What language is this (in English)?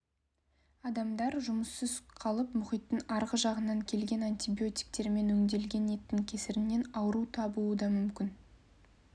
Kazakh